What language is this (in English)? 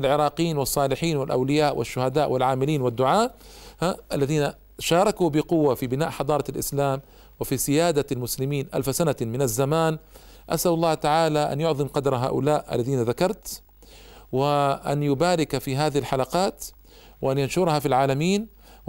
Arabic